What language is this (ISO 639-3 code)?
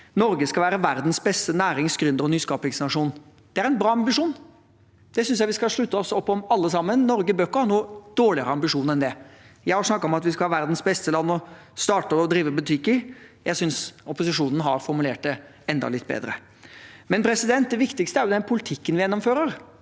nor